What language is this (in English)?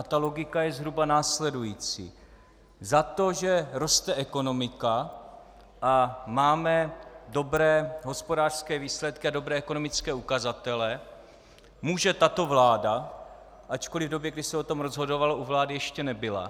Czech